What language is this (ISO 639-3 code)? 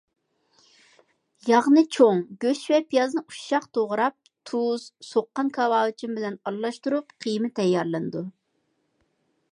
uig